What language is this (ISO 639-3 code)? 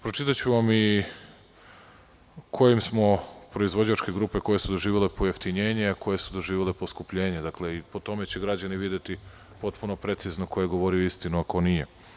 srp